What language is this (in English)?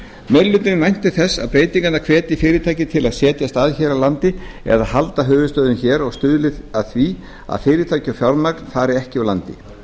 Icelandic